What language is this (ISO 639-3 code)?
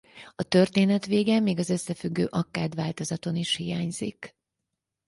hun